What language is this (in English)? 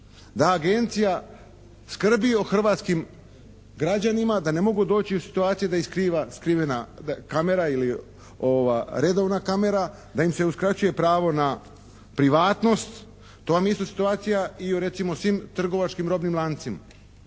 Croatian